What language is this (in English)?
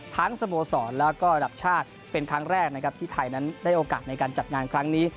Thai